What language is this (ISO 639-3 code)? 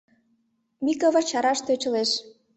chm